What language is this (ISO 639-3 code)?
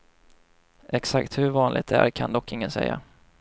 swe